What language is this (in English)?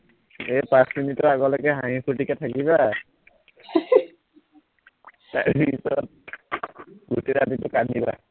Assamese